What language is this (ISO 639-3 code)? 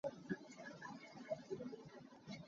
cnh